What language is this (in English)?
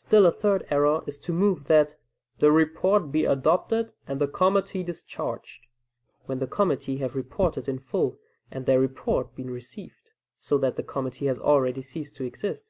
English